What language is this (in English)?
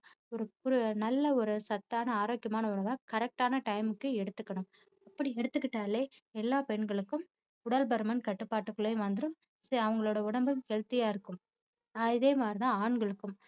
Tamil